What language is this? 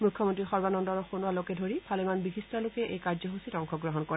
Assamese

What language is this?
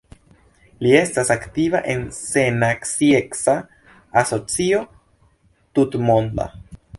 Esperanto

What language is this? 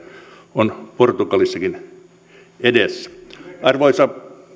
Finnish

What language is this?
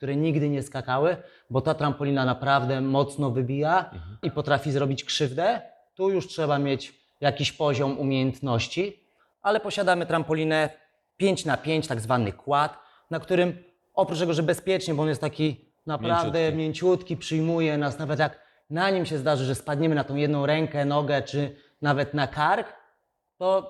Polish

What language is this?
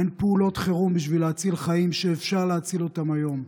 Hebrew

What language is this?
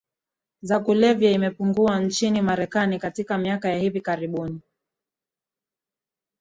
Swahili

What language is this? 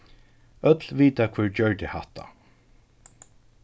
Faroese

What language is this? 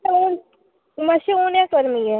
Konkani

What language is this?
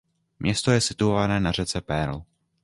Czech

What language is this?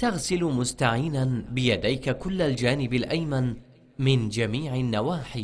Arabic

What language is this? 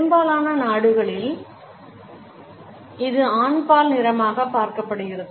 Tamil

